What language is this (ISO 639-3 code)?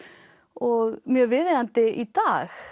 isl